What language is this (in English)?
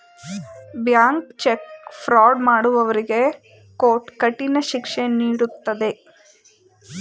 Kannada